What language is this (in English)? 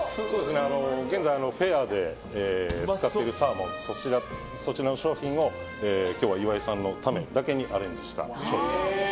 Japanese